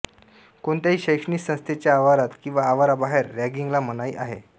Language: Marathi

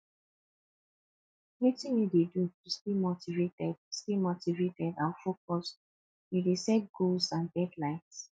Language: Nigerian Pidgin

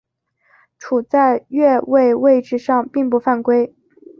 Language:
Chinese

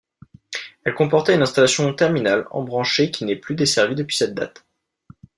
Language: French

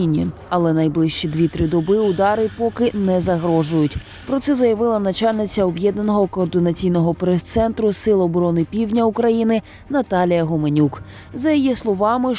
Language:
Ukrainian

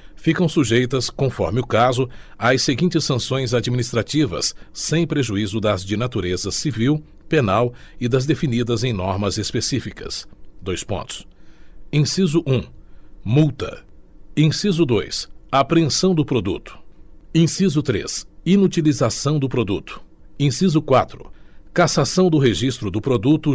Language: Portuguese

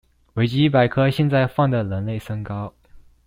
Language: Chinese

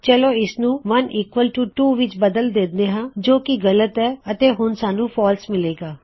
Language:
Punjabi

